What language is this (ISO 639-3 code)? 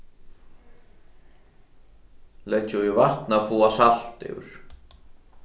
fao